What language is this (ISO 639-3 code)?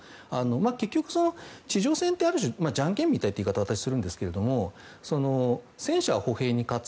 jpn